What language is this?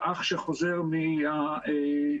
Hebrew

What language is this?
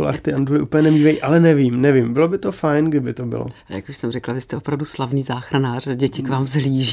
Czech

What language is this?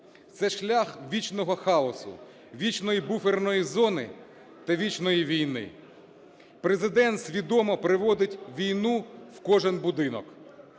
Ukrainian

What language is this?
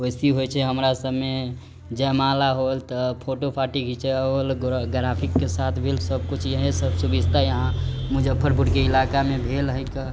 Maithili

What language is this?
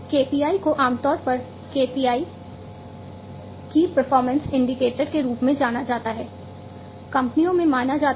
Hindi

